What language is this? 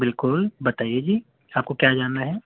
Urdu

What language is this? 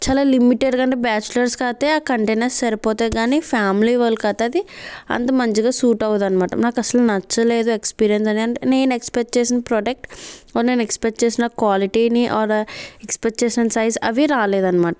Telugu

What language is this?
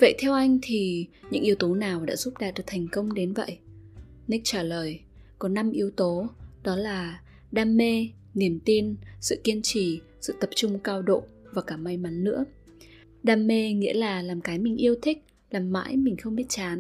Vietnamese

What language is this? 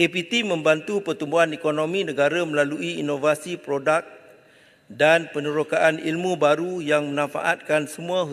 Malay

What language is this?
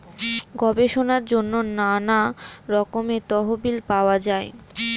Bangla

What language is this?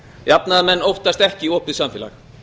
Icelandic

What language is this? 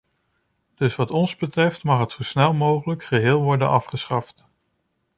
Dutch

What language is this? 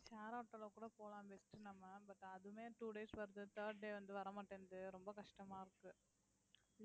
Tamil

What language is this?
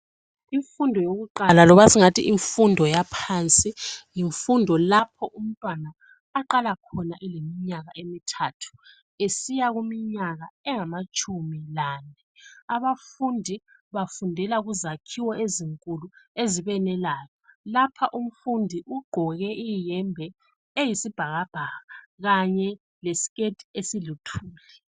North Ndebele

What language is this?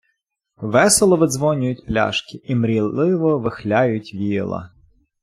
Ukrainian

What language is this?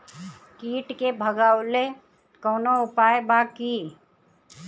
Bhojpuri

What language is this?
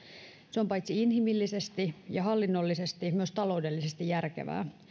Finnish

